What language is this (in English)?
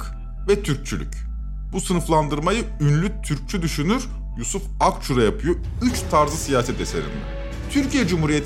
Turkish